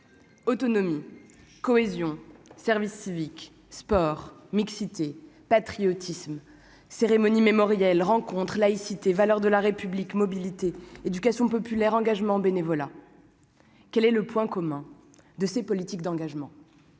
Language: French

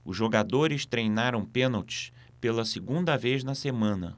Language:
Portuguese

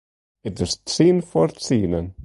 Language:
Western Frisian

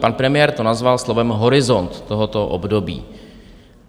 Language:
Czech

